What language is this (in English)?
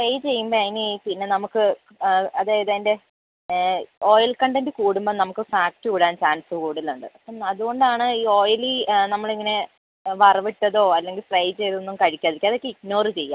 Malayalam